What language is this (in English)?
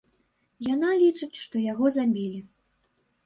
Belarusian